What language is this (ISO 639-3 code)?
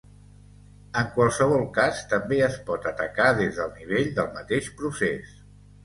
cat